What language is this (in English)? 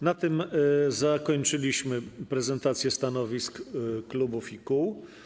Polish